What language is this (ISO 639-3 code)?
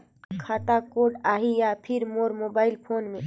hne